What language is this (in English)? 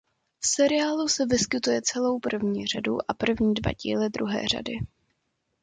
Czech